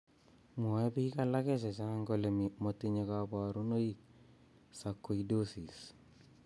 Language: Kalenjin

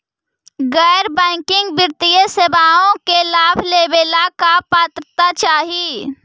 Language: Magahi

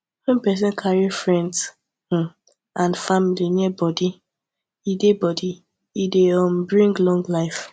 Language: Nigerian Pidgin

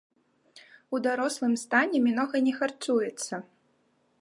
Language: Belarusian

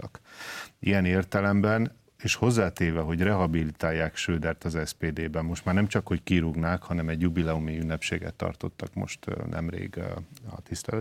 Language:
Hungarian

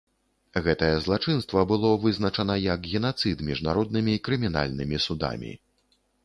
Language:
Belarusian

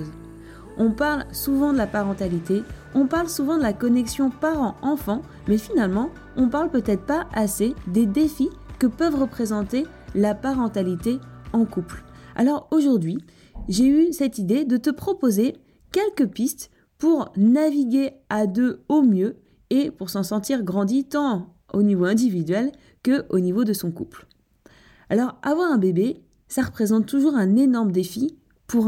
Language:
French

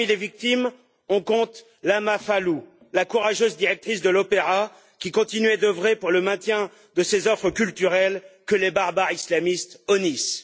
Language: French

